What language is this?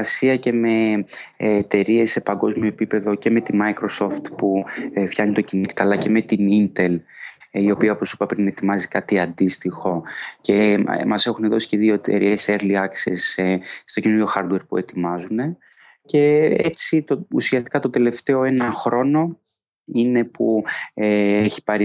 Greek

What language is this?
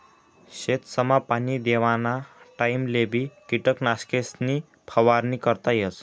Marathi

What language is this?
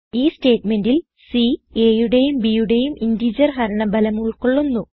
Malayalam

